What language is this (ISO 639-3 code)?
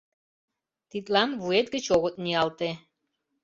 chm